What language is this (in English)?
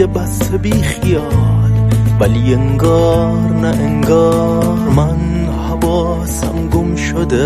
Persian